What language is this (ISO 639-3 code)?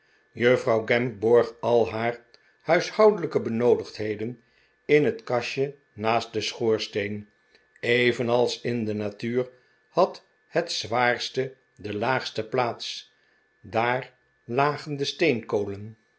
nld